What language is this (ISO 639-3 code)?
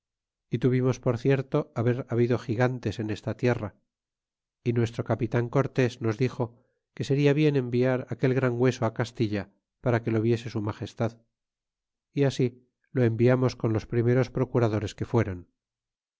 spa